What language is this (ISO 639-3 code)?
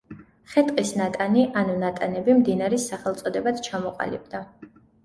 kat